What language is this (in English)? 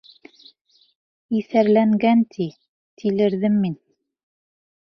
Bashkir